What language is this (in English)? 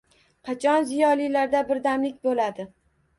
Uzbek